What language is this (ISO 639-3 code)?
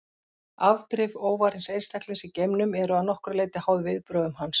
isl